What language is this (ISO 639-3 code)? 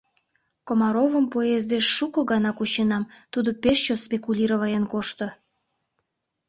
chm